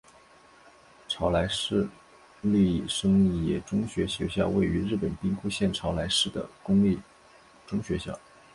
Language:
Chinese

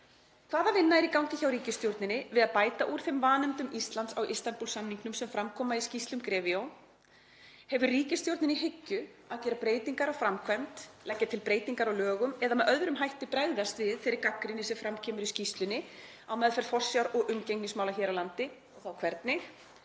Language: Icelandic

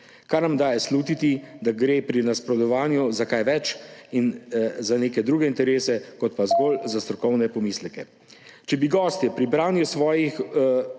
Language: Slovenian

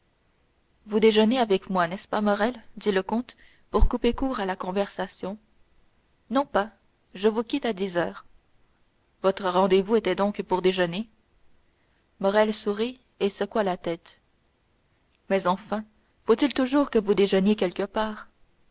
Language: French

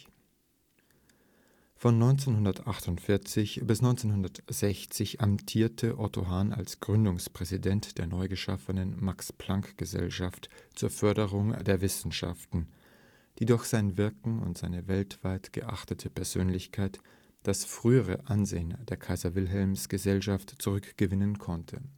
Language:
German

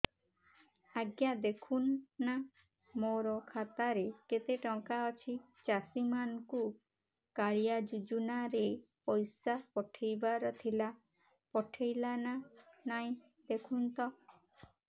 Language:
Odia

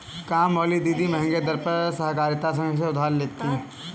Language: Hindi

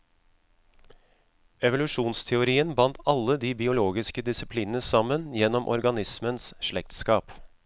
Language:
Norwegian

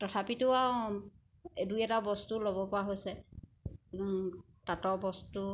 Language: Assamese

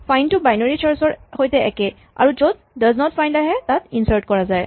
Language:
Assamese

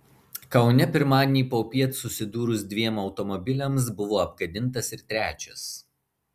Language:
Lithuanian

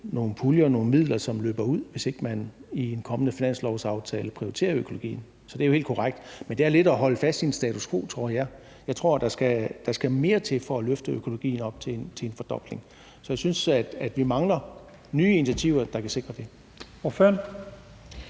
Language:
Danish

